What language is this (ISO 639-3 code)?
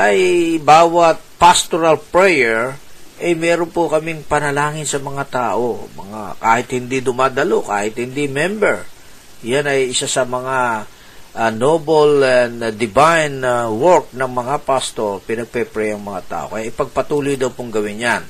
fil